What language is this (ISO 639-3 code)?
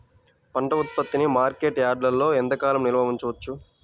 tel